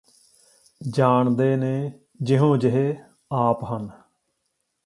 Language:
Punjabi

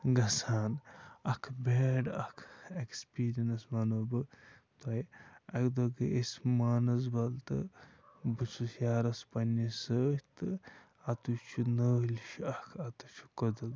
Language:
Kashmiri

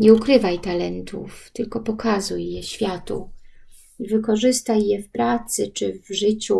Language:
Polish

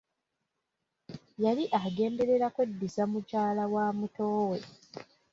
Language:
Ganda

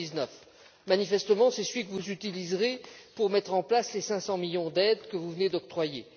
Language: French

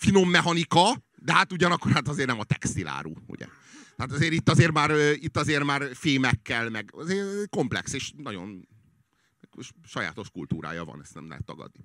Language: Hungarian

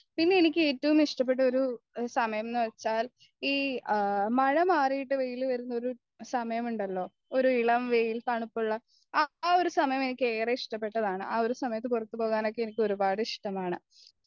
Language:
Malayalam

